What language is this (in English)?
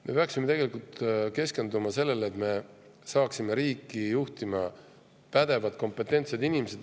Estonian